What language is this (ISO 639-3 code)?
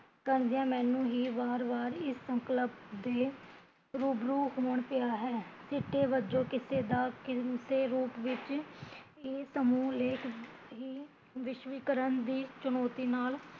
pan